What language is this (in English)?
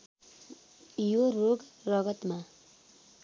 Nepali